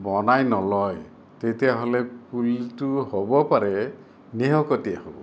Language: Assamese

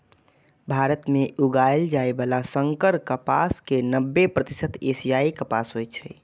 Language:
Maithili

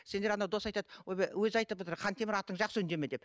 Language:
Kazakh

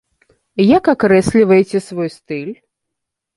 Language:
Belarusian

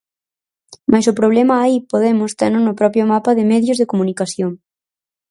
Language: Galician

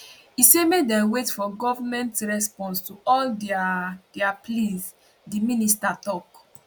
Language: Nigerian Pidgin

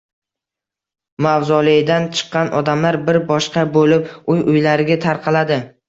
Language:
Uzbek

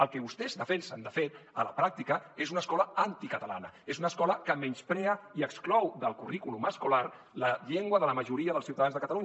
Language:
Catalan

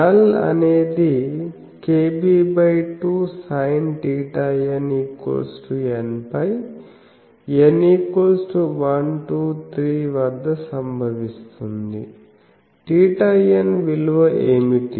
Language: Telugu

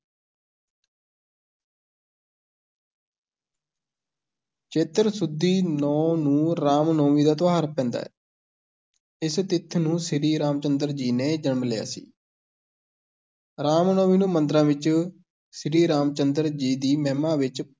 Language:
Punjabi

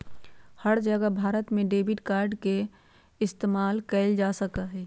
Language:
Magahi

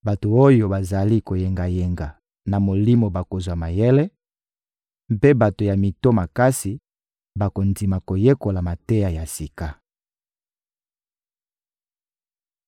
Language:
Lingala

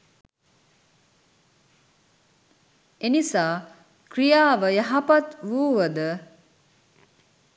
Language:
Sinhala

